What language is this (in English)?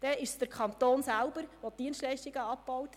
Swiss German